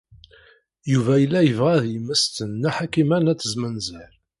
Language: Kabyle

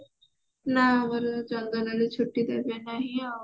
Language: Odia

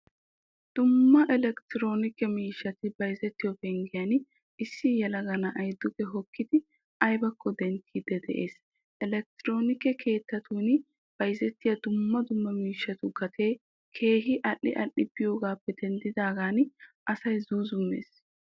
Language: Wolaytta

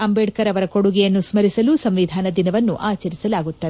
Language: Kannada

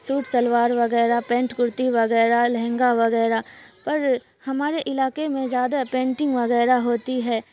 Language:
Urdu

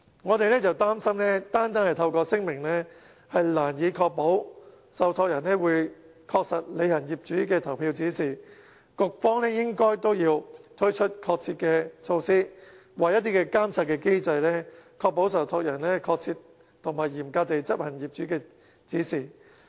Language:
Cantonese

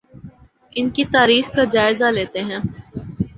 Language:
Urdu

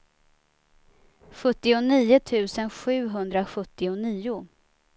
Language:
Swedish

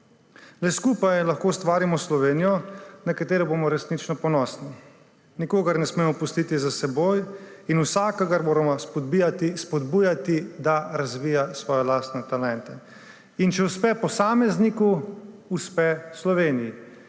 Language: Slovenian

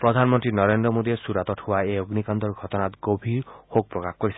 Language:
Assamese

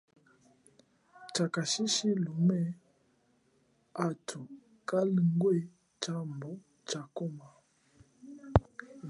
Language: Chokwe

